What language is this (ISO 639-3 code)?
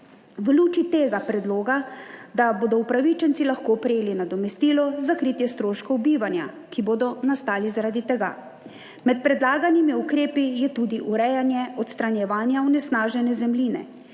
slv